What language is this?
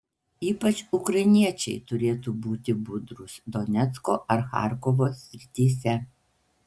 Lithuanian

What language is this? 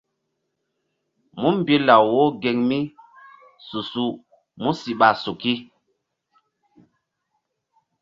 Mbum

